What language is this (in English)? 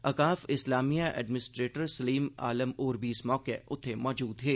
Dogri